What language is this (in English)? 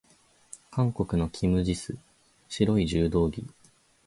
Japanese